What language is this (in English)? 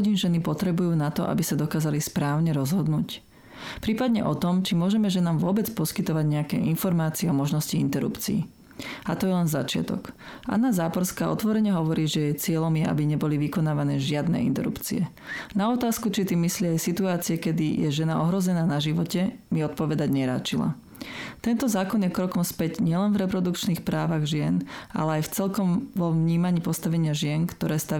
Slovak